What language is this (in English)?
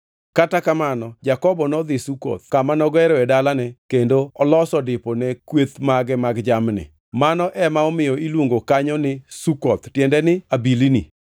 Luo (Kenya and Tanzania)